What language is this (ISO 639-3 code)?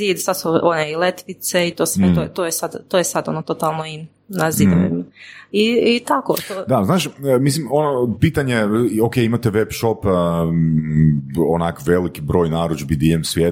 hrv